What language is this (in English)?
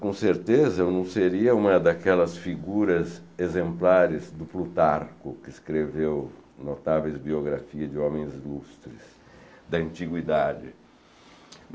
Portuguese